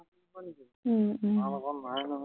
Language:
Assamese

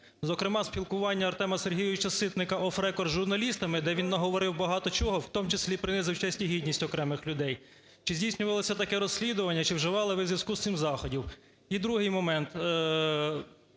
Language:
Ukrainian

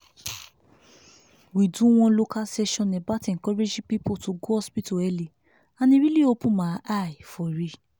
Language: Nigerian Pidgin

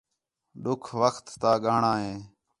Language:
Khetrani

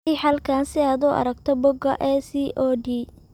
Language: Somali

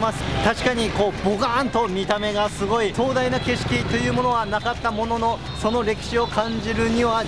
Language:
Japanese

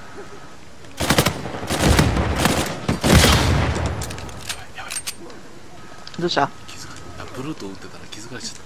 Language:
Japanese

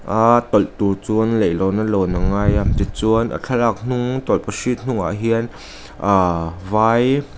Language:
Mizo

